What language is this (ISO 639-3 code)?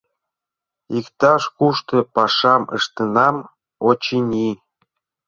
chm